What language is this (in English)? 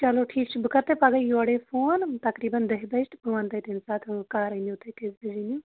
Kashmiri